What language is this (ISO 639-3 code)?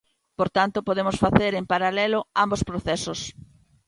glg